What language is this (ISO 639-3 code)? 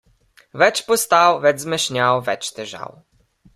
slv